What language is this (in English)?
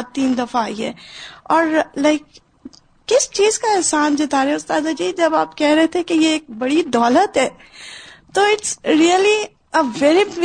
Urdu